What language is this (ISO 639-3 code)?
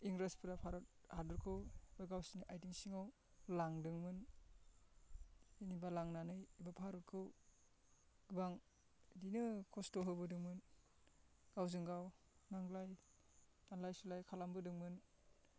brx